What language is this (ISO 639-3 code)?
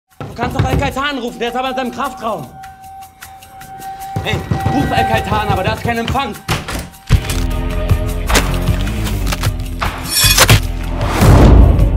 deu